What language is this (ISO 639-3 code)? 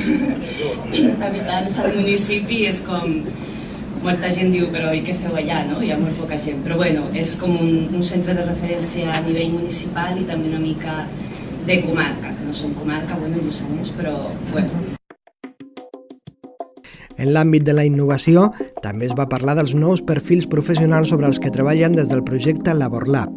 cat